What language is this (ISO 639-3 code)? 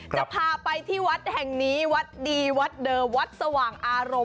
tha